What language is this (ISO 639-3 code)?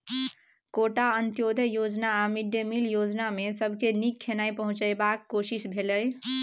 mai